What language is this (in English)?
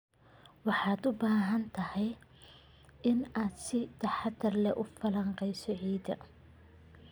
Somali